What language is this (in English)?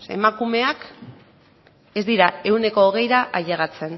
Basque